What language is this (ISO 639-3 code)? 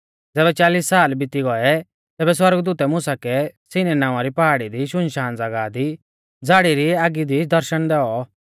bfz